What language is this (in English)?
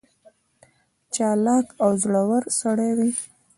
Pashto